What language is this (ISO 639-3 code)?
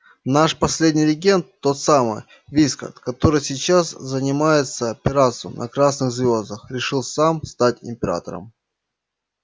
rus